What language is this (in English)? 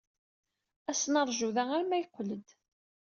Kabyle